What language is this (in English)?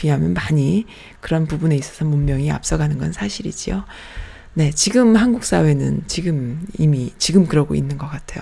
Korean